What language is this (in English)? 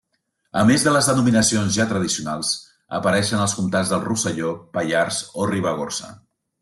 Catalan